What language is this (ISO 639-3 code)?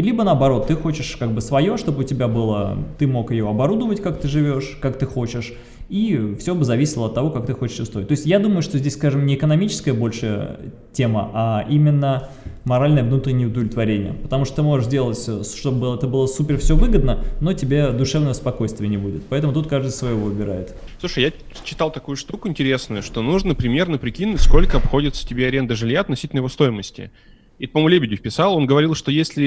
rus